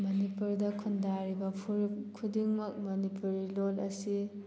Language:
Manipuri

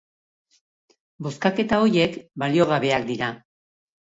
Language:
Basque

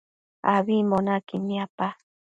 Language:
Matsés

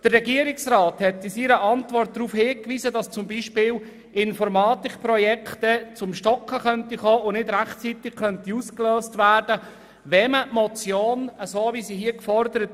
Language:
Swiss German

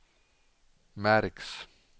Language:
Swedish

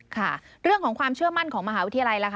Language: Thai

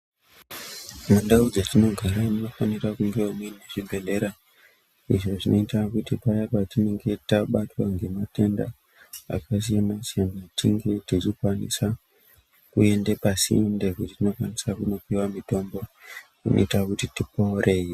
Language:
Ndau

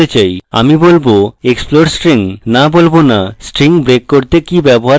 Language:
Bangla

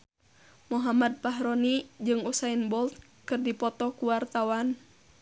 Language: Sundanese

